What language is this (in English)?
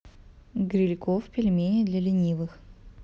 Russian